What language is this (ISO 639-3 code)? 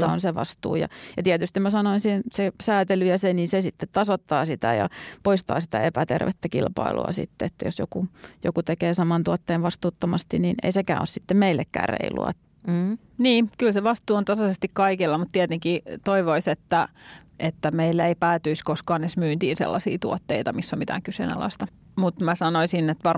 fin